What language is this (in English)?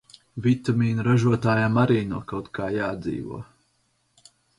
Latvian